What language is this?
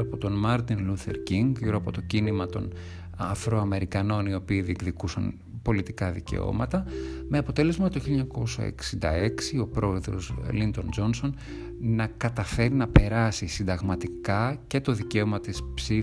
Greek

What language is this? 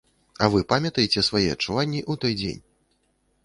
Belarusian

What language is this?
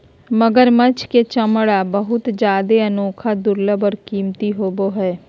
Magahi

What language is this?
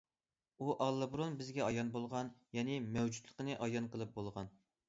Uyghur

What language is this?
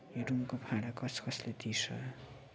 Nepali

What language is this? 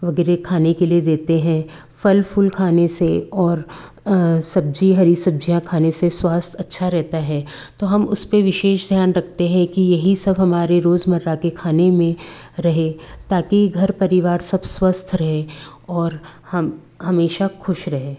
Hindi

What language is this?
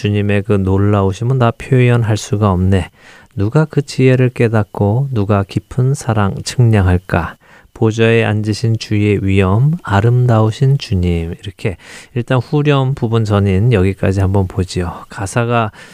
Korean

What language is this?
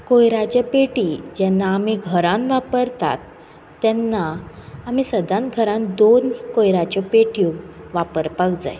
Konkani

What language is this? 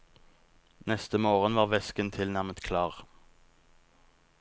Norwegian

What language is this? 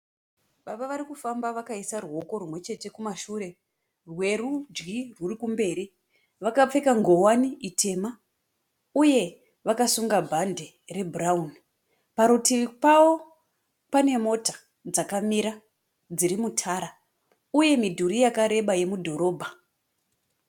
Shona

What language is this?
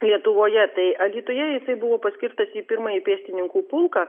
Lithuanian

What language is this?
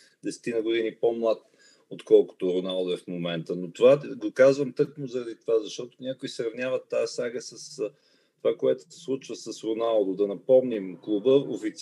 Bulgarian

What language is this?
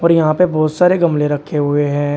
Hindi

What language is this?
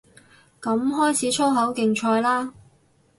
Cantonese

